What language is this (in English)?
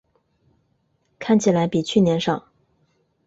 Chinese